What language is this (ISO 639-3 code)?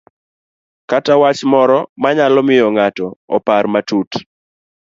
luo